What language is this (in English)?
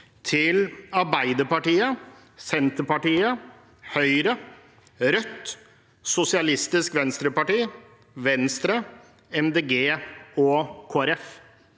Norwegian